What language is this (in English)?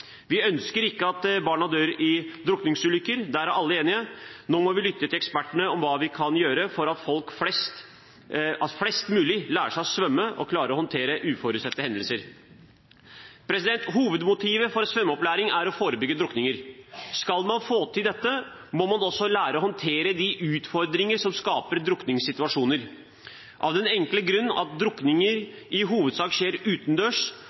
Norwegian Bokmål